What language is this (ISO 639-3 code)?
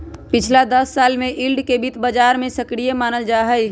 mag